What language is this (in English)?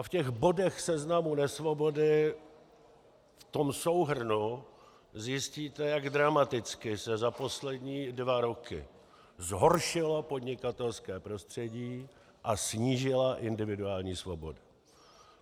Czech